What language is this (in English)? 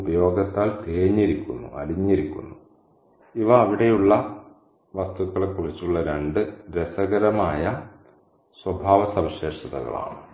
Malayalam